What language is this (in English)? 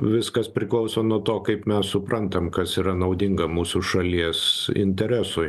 Lithuanian